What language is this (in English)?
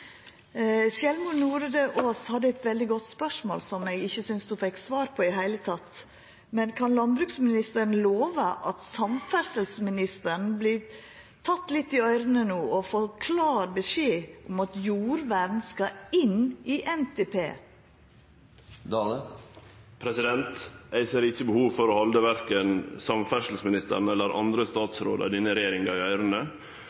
Norwegian Nynorsk